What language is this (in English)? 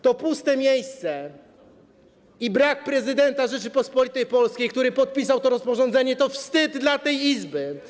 Polish